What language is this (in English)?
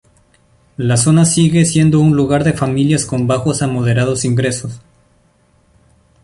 Spanish